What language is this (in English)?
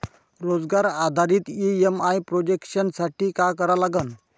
Marathi